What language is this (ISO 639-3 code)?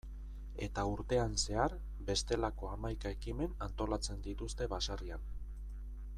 eus